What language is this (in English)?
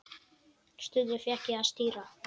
Icelandic